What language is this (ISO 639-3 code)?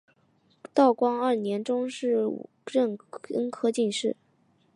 zho